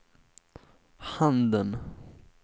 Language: Swedish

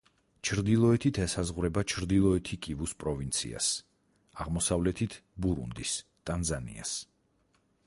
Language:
Georgian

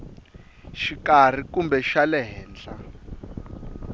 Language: Tsonga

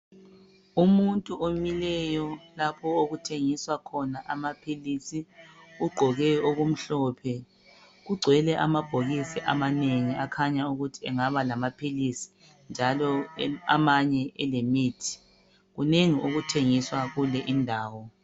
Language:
North Ndebele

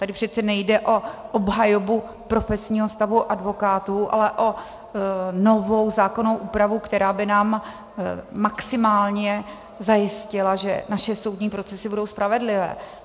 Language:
Czech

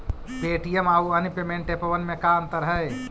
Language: Magahi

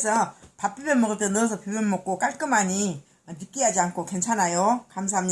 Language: Korean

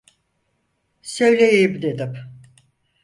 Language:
Turkish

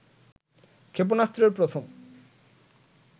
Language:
Bangla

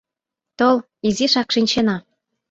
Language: Mari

